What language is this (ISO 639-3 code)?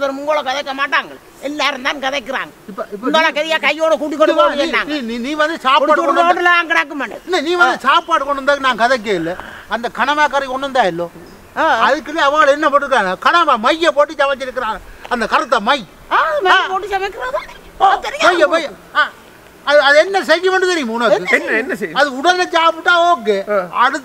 ind